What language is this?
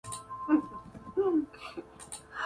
Spanish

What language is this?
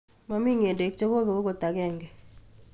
Kalenjin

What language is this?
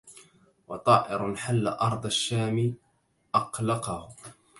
Arabic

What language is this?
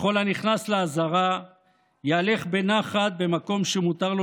Hebrew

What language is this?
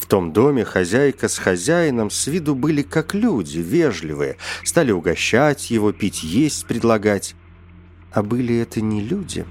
Russian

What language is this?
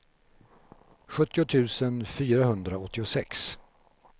Swedish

